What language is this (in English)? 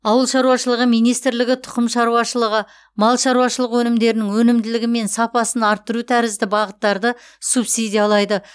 Kazakh